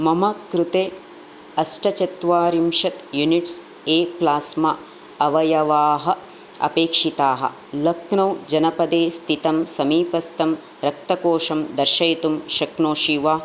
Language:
Sanskrit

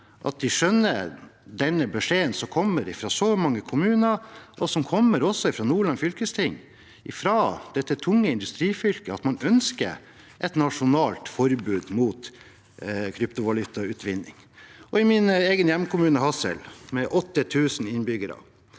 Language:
Norwegian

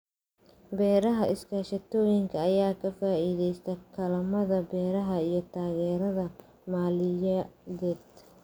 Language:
Somali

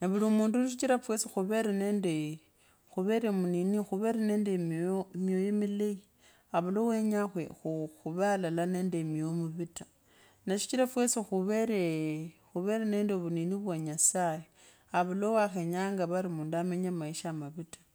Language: Kabras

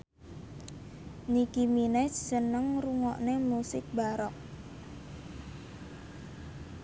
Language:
Javanese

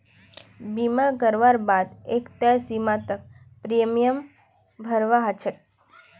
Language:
Magahi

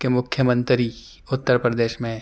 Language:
Urdu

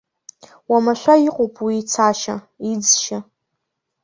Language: Abkhazian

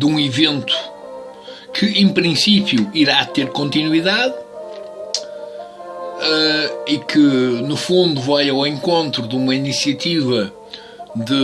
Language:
Portuguese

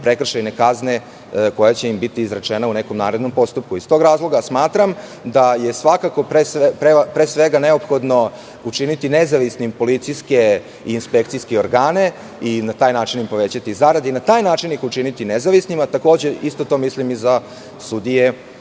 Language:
Serbian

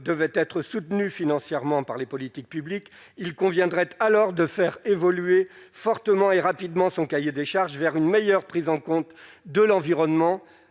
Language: French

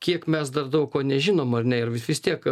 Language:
Lithuanian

